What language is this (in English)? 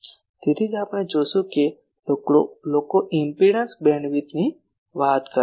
Gujarati